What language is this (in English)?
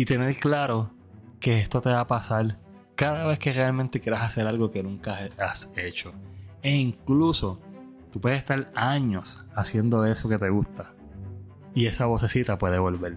Spanish